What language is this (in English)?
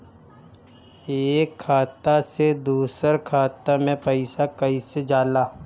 Bhojpuri